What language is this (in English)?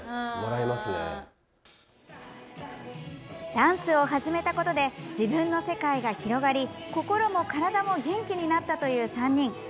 Japanese